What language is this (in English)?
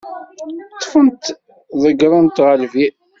Kabyle